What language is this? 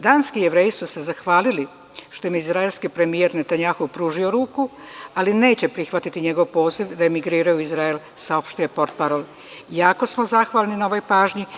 Serbian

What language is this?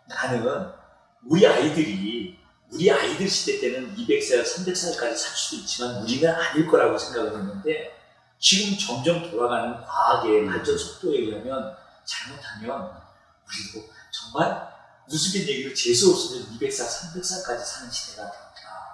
Korean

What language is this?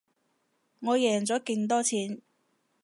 Cantonese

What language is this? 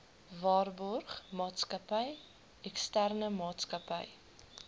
Afrikaans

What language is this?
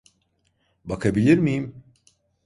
Turkish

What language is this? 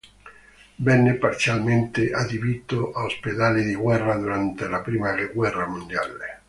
Italian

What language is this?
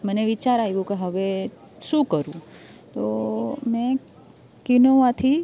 Gujarati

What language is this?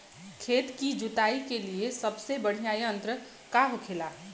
Bhojpuri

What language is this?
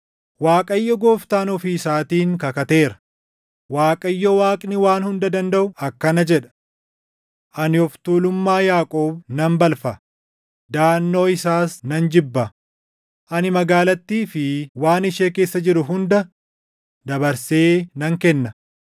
Oromo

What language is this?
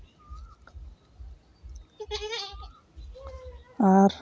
Santali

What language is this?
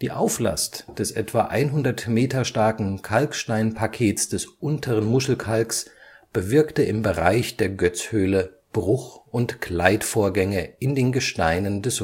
German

